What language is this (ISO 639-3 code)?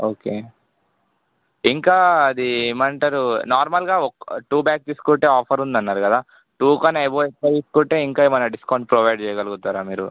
tel